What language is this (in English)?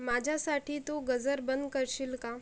Marathi